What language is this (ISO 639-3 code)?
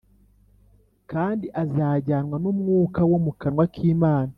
kin